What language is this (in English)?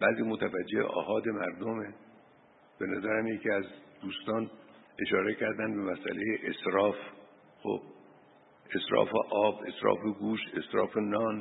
Persian